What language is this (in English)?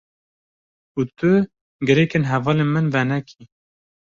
Kurdish